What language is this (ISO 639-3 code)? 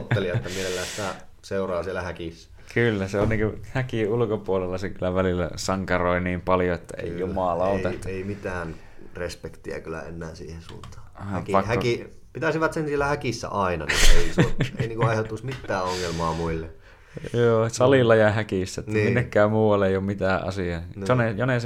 fin